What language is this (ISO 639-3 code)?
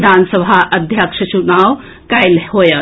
mai